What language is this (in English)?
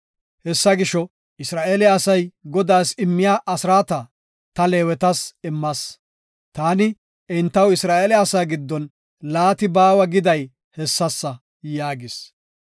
Gofa